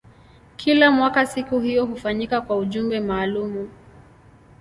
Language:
Swahili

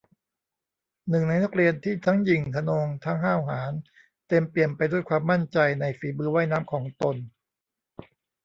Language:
Thai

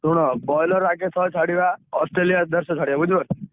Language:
Odia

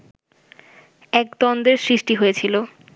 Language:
Bangla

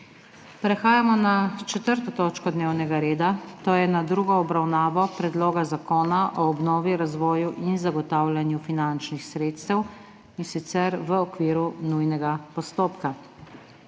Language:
Slovenian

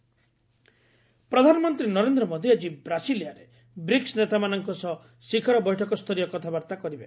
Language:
Odia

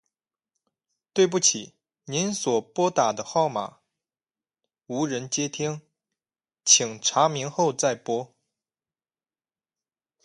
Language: Chinese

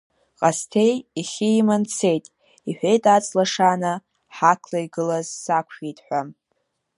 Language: Abkhazian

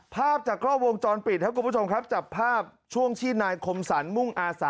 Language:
Thai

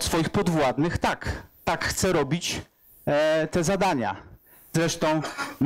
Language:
Polish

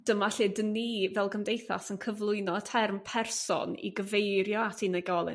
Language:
Welsh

